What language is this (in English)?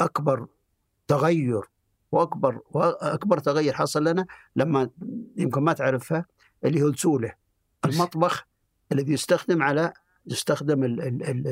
Arabic